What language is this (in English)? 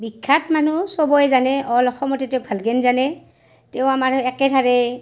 Assamese